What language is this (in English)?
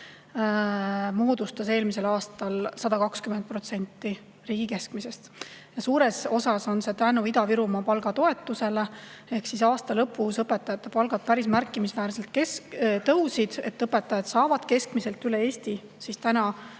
Estonian